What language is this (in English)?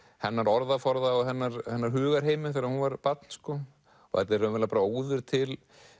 Icelandic